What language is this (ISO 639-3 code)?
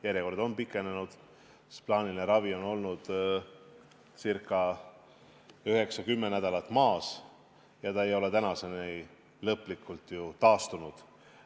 est